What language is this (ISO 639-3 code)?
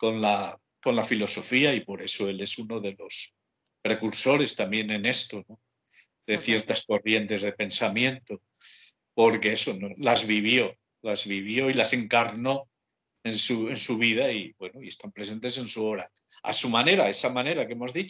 spa